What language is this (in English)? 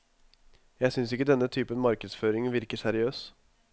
Norwegian